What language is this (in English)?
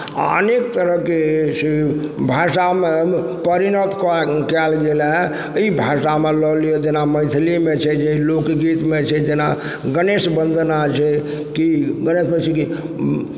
Maithili